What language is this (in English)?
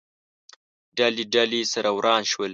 Pashto